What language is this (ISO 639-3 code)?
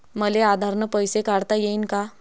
mar